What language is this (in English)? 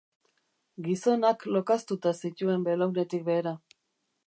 Basque